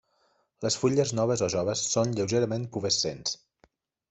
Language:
Catalan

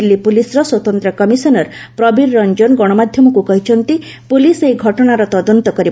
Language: Odia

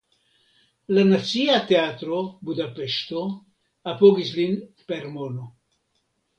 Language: Esperanto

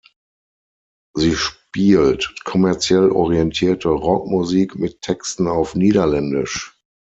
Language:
German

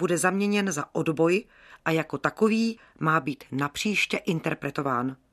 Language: Czech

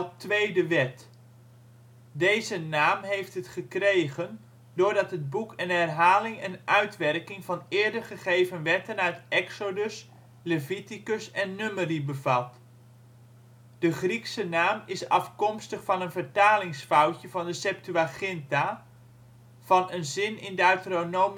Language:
Dutch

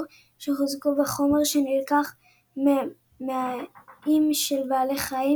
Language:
Hebrew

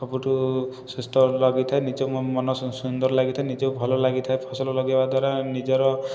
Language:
Odia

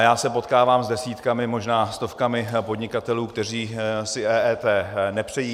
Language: Czech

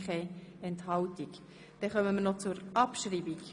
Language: Swiss German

